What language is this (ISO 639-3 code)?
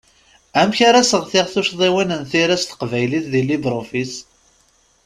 kab